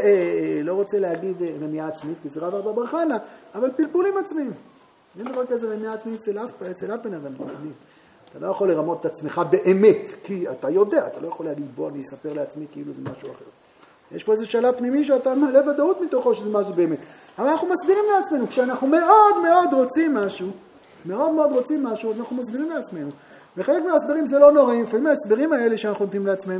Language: Hebrew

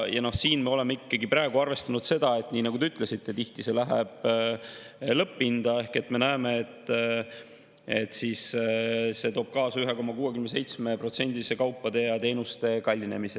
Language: Estonian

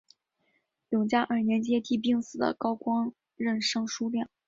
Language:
Chinese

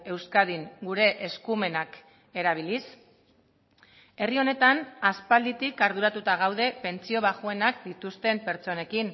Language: Basque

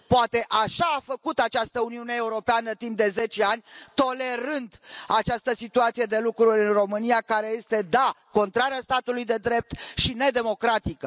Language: Romanian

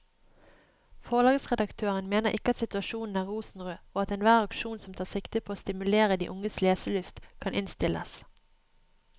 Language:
Norwegian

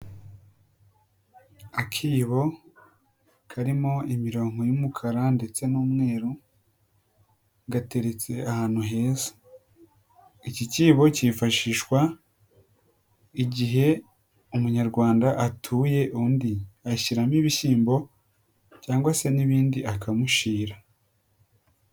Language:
Kinyarwanda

